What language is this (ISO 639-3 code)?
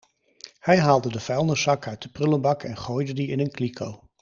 nld